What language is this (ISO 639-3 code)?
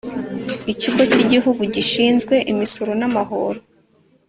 kin